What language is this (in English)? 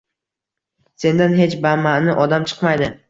Uzbek